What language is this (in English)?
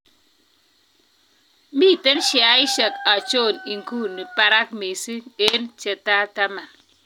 Kalenjin